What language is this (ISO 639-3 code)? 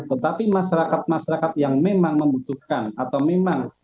ind